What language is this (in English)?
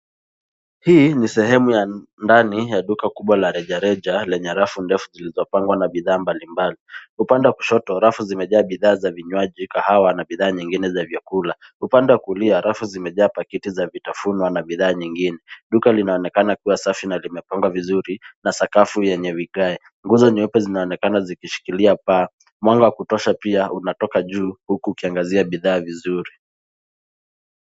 Swahili